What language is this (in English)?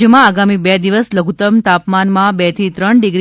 Gujarati